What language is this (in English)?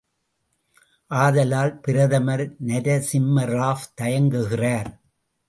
Tamil